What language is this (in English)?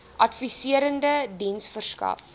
Afrikaans